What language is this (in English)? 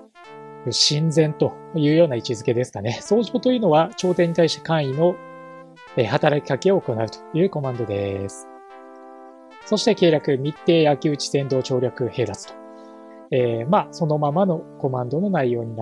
Japanese